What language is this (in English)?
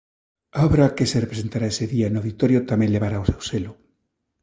Galician